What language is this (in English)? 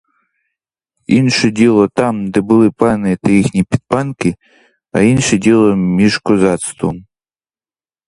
Ukrainian